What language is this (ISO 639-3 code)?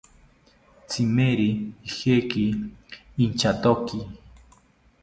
cpy